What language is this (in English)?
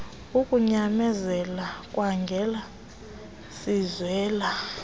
Xhosa